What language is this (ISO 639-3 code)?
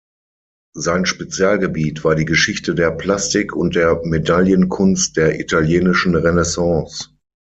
deu